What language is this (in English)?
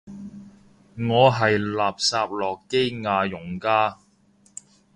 Cantonese